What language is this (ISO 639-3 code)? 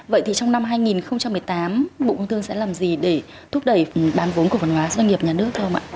vie